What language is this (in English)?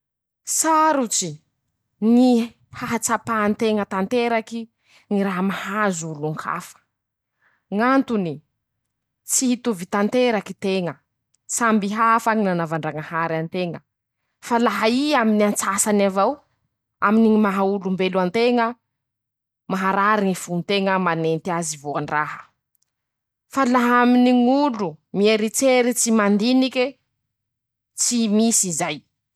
Masikoro Malagasy